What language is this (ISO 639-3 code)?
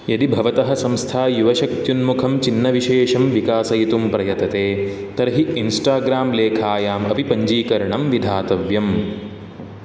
san